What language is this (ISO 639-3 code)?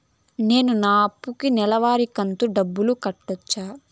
tel